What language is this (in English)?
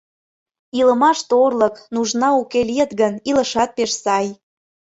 Mari